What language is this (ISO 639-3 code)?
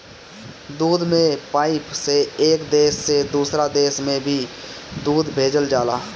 bho